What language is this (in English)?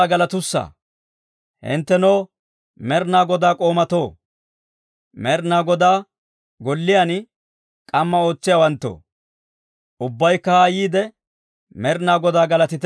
Dawro